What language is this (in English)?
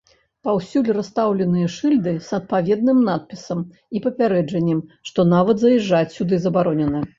Belarusian